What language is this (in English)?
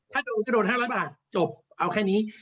Thai